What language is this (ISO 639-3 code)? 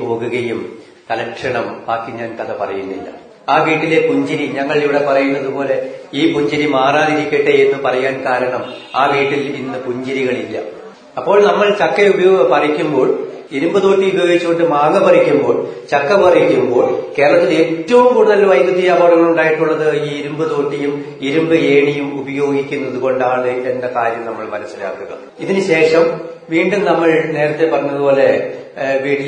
mal